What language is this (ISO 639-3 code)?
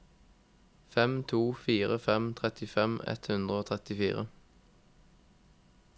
nor